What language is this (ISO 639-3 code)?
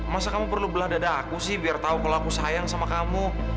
ind